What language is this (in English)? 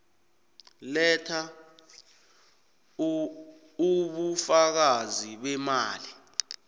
South Ndebele